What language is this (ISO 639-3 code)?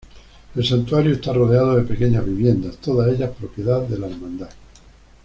spa